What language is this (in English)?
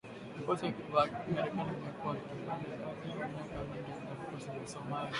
Swahili